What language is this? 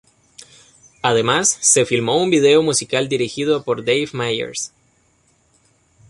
Spanish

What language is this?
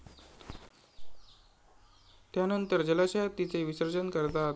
Marathi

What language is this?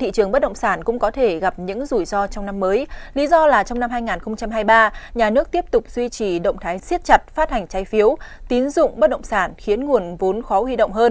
Vietnamese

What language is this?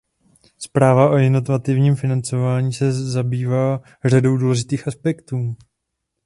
Czech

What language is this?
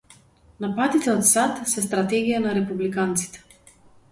Macedonian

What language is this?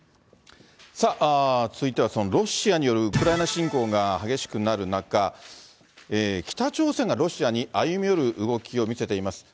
Japanese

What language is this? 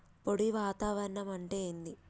Telugu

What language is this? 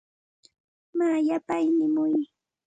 Santa Ana de Tusi Pasco Quechua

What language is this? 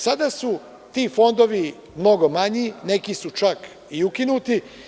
Serbian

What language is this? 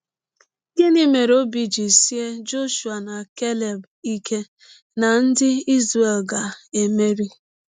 Igbo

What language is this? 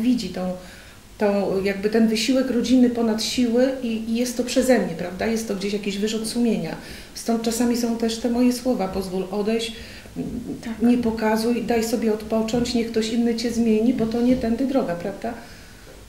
Polish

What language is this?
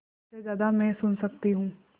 Hindi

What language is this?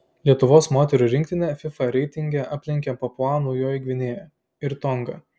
Lithuanian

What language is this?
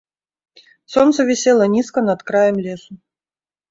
Belarusian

